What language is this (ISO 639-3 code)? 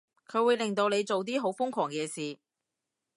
yue